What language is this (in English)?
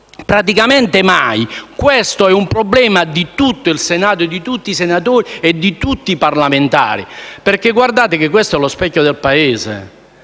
Italian